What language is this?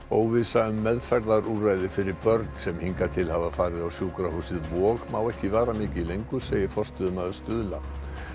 Icelandic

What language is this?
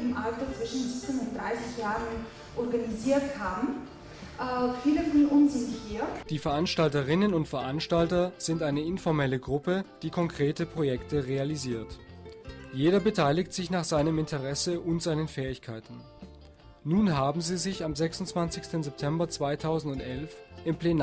German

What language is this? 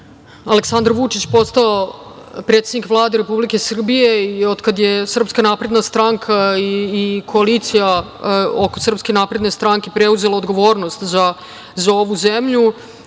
Serbian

